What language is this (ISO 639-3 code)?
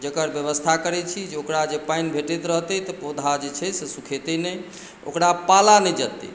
mai